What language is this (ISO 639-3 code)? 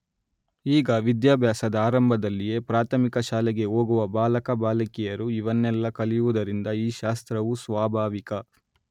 kan